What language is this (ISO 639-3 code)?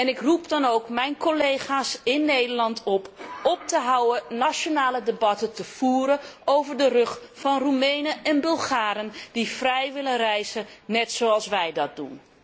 nld